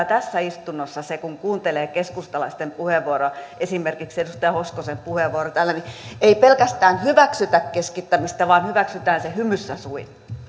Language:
Finnish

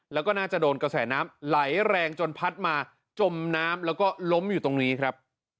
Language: Thai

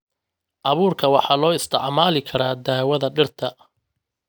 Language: Somali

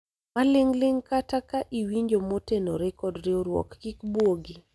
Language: Luo (Kenya and Tanzania)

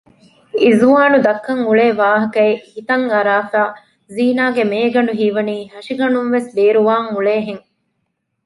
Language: Divehi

